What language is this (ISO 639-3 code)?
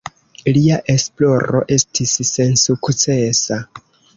epo